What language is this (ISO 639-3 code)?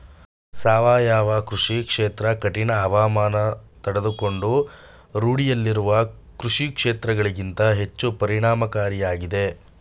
kan